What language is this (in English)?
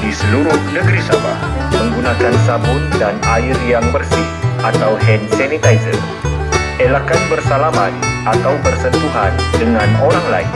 Malay